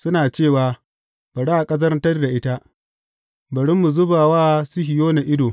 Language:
Hausa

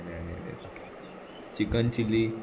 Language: Konkani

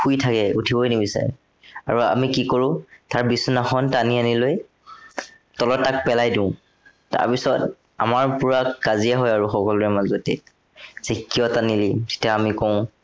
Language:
Assamese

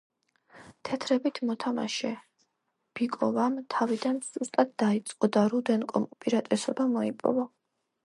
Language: Georgian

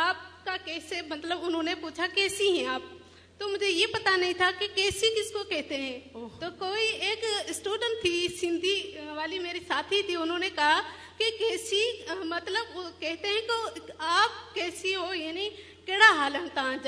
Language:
Urdu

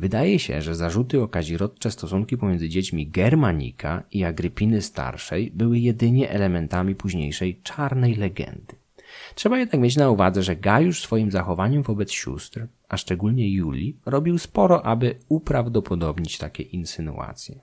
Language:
Polish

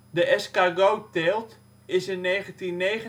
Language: Dutch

